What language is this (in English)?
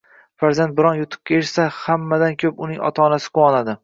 Uzbek